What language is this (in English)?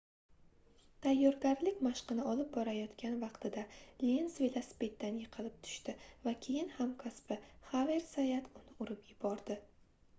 Uzbek